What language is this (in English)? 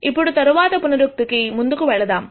Telugu